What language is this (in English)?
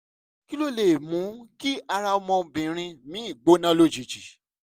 Yoruba